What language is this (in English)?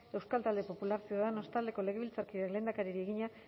Basque